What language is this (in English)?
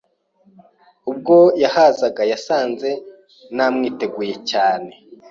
Kinyarwanda